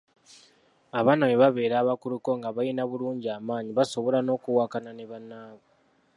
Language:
Ganda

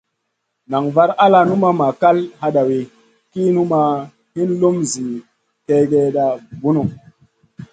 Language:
Masana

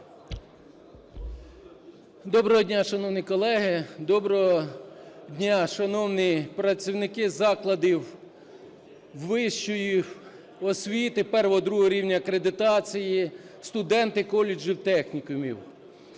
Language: Ukrainian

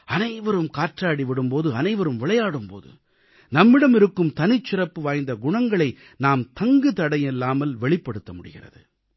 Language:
Tamil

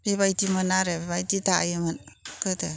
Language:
Bodo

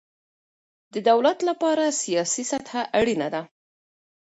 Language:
Pashto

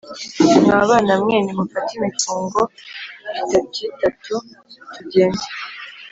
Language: Kinyarwanda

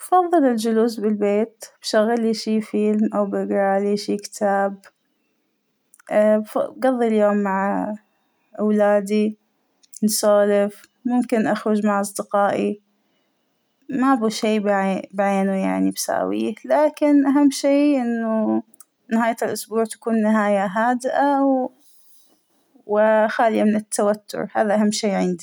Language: Hijazi Arabic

